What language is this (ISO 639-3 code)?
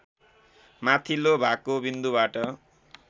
nep